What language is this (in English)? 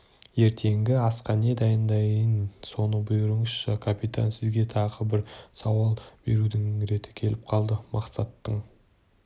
Kazakh